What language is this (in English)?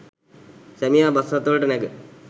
Sinhala